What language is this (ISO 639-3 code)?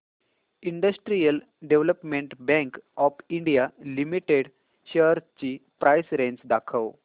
mar